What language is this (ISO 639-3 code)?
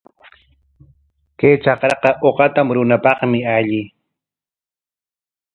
qwa